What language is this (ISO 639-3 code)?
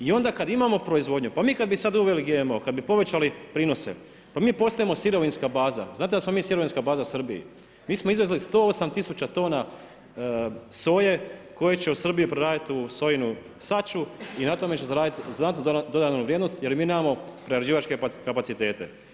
hrv